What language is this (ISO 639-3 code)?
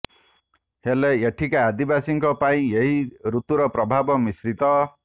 ori